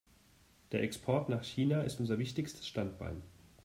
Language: German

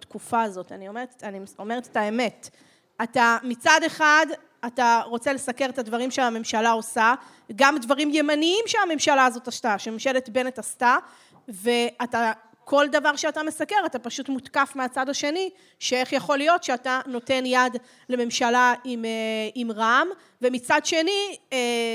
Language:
Hebrew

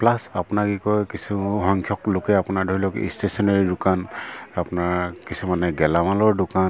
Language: Assamese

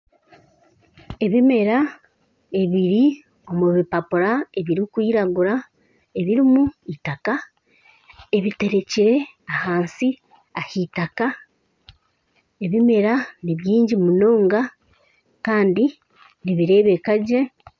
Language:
Nyankole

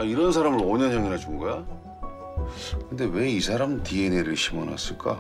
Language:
Korean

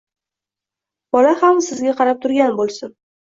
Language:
Uzbek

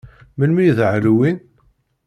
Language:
Kabyle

